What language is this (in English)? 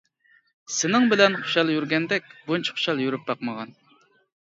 Uyghur